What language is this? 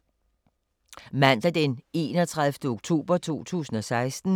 Danish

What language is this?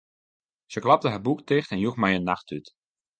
Western Frisian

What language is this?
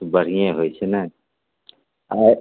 Maithili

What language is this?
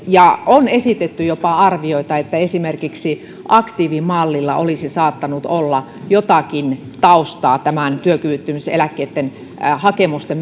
Finnish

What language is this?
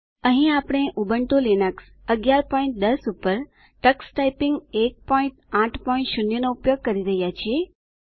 Gujarati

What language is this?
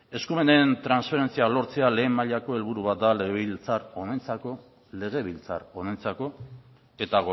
Basque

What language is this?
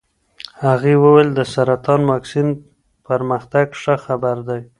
Pashto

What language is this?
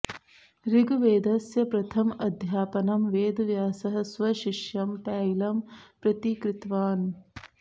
Sanskrit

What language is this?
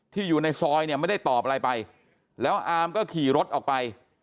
Thai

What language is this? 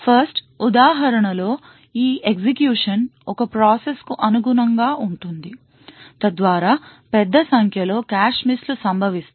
Telugu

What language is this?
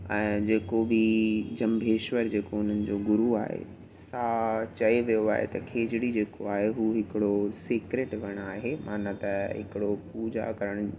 Sindhi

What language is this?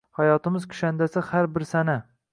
Uzbek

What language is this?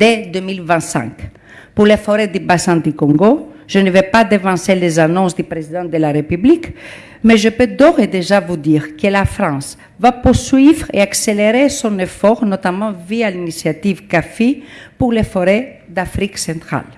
French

